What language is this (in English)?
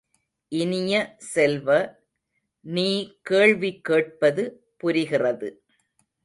Tamil